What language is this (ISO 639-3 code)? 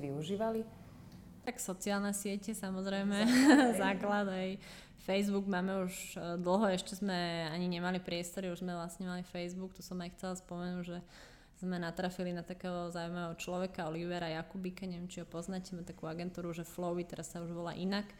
slk